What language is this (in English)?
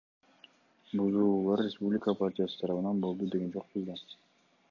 Kyrgyz